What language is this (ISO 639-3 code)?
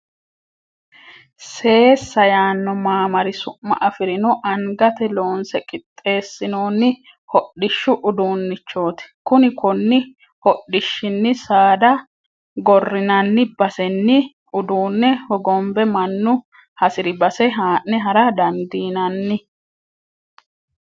sid